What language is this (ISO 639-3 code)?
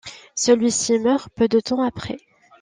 fra